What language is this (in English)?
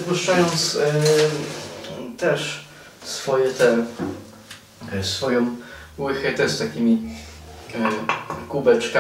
Polish